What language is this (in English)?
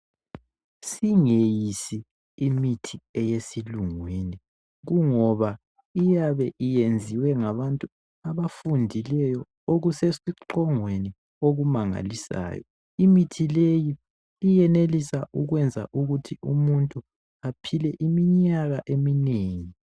North Ndebele